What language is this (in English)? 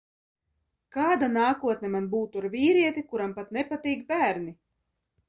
Latvian